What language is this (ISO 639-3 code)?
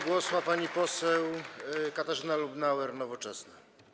pol